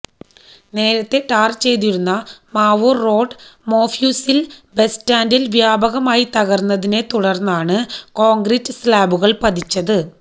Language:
Malayalam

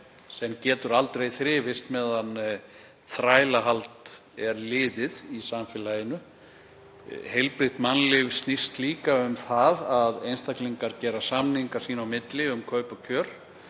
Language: Icelandic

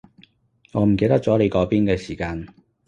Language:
Cantonese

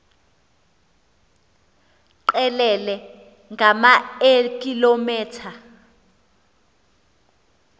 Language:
Xhosa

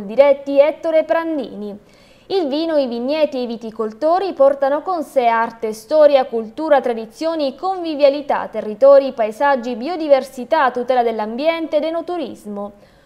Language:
Italian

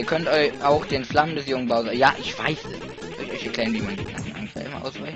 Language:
German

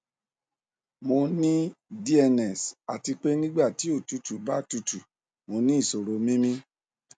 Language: Yoruba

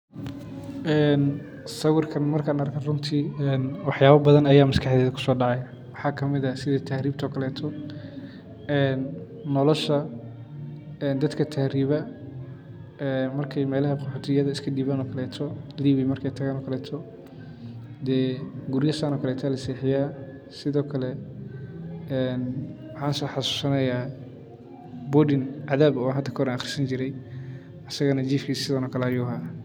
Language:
Somali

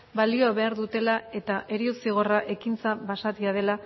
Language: Basque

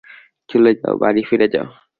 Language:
Bangla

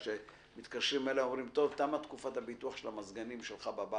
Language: Hebrew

